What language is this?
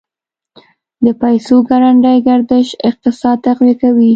Pashto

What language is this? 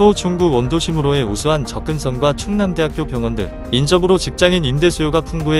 Korean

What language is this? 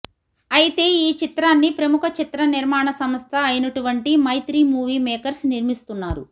Telugu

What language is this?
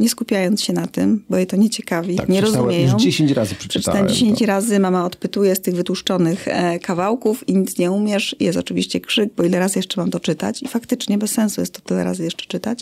Polish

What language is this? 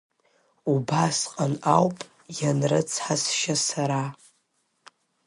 Abkhazian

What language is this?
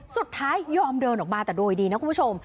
Thai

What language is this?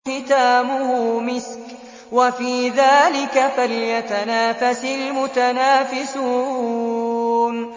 Arabic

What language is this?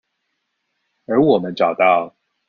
Chinese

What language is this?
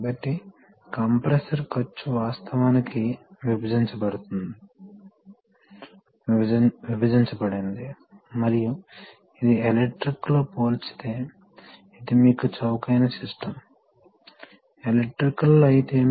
Telugu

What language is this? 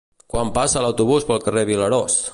Catalan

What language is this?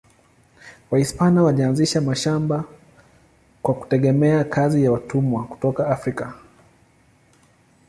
Swahili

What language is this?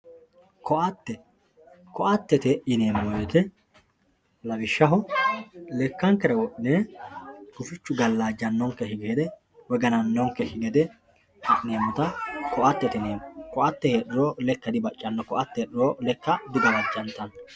Sidamo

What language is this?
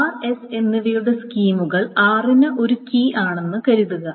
Malayalam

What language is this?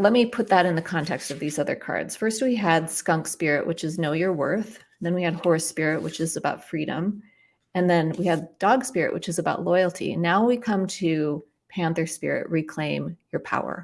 English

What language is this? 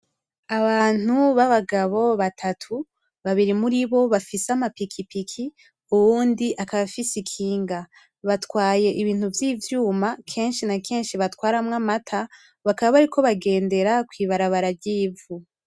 Rundi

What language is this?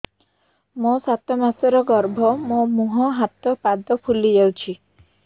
Odia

